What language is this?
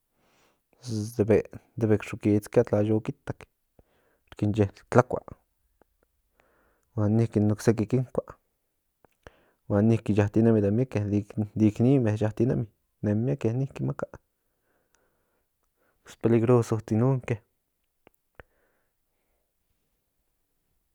Central Nahuatl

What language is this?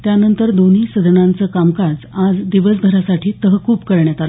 Marathi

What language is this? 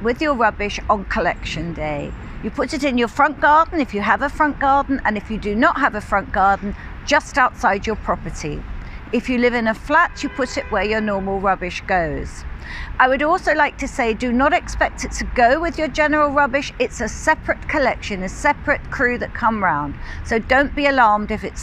English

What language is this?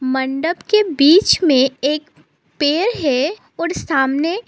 Hindi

